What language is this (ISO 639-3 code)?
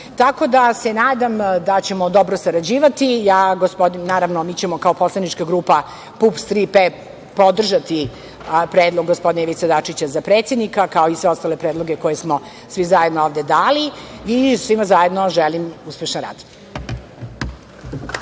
srp